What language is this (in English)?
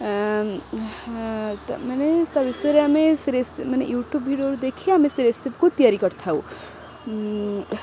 Odia